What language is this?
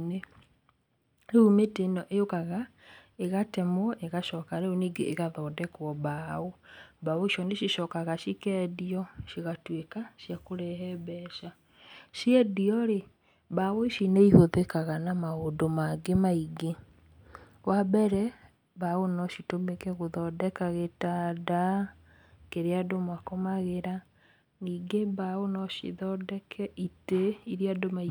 Kikuyu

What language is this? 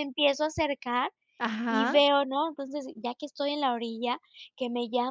Spanish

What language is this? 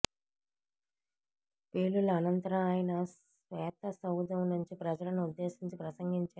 Telugu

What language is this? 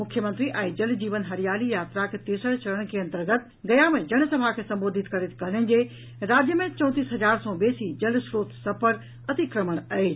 Maithili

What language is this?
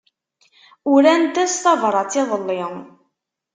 Kabyle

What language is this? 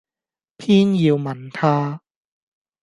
Cantonese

